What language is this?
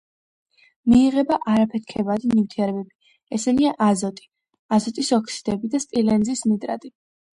Georgian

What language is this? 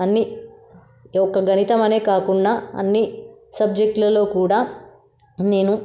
Telugu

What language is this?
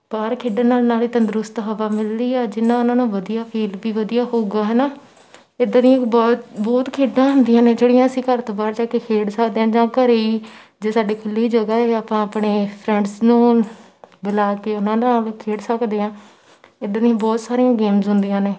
Punjabi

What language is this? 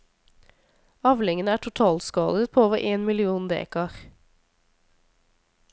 Norwegian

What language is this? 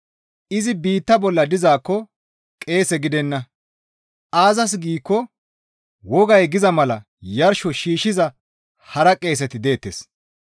Gamo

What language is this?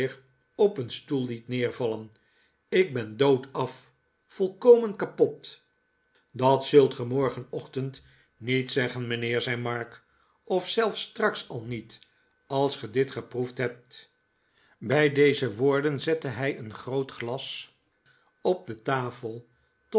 Dutch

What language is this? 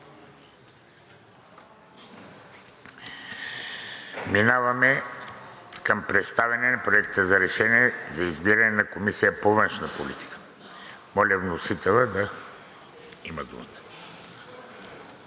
Bulgarian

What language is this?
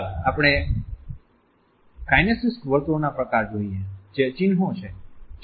Gujarati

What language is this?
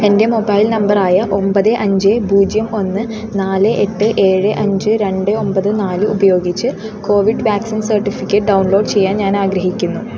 Malayalam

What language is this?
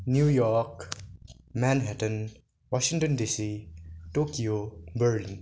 Nepali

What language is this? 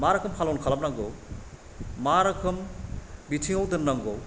Bodo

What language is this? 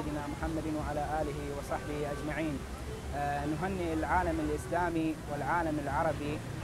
Arabic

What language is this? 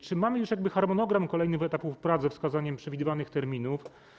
Polish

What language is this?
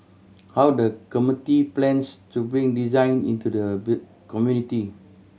English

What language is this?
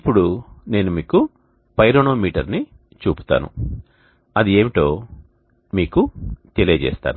Telugu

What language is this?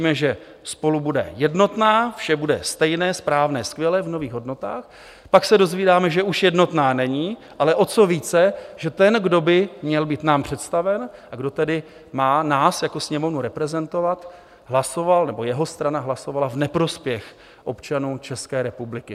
Czech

